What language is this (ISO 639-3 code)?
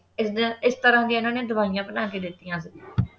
pan